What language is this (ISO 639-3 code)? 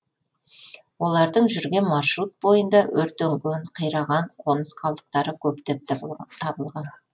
kaz